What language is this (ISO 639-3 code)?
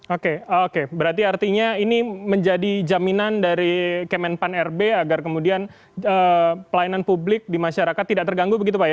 ind